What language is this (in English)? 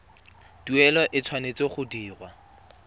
Tswana